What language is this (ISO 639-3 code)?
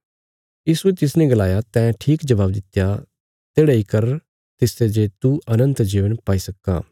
kfs